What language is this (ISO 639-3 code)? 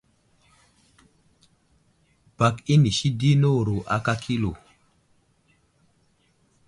udl